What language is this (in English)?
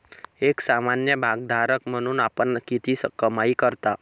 Marathi